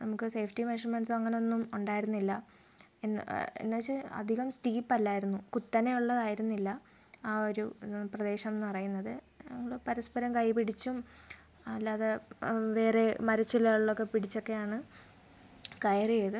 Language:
Malayalam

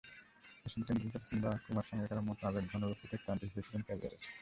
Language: Bangla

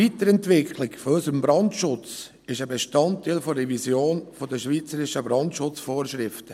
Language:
Swiss German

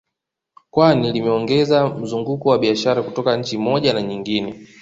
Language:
Swahili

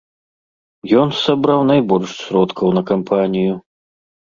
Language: Belarusian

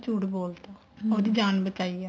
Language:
Punjabi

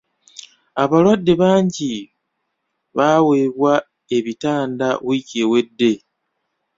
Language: Ganda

